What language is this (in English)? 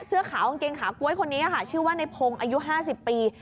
Thai